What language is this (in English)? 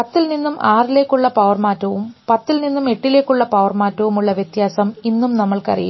Malayalam